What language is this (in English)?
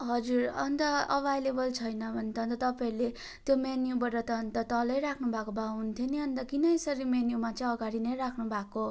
Nepali